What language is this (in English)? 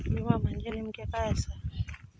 Marathi